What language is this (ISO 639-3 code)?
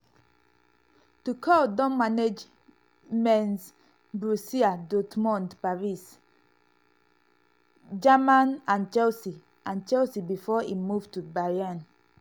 pcm